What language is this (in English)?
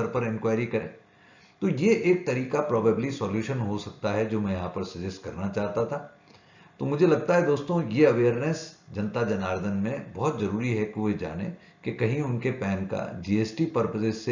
Hindi